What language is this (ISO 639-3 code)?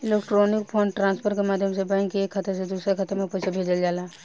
bho